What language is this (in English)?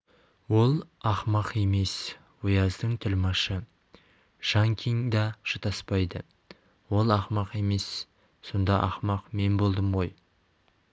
Kazakh